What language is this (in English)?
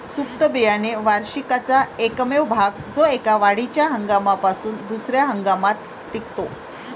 Marathi